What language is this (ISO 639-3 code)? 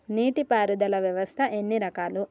tel